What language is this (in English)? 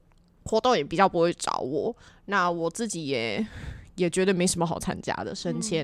Chinese